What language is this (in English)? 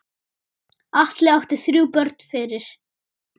Icelandic